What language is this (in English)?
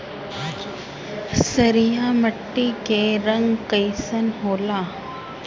Bhojpuri